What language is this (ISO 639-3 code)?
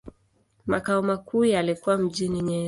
swa